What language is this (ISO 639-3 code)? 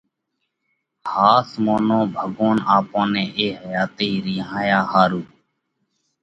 kvx